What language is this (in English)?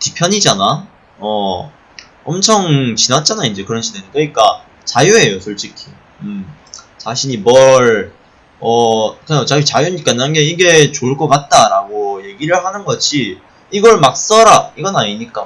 Korean